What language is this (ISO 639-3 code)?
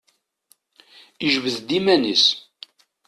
kab